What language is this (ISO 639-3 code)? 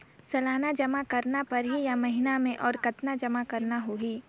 hne